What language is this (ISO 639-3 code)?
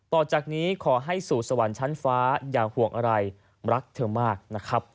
tha